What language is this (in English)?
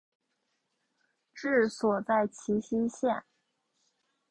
Chinese